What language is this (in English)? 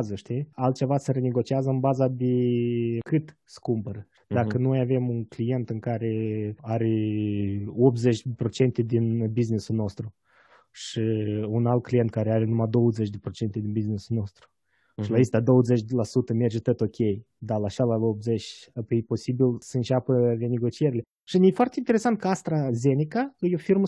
Romanian